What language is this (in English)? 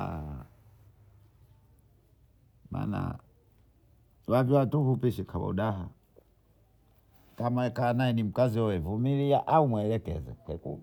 Bondei